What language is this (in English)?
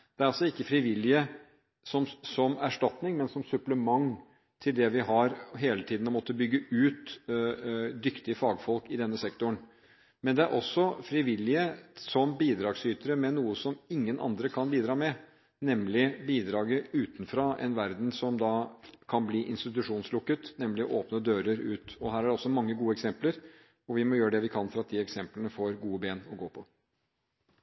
Norwegian Bokmål